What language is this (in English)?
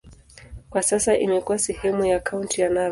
Swahili